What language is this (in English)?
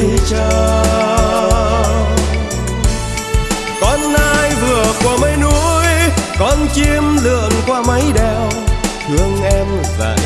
Vietnamese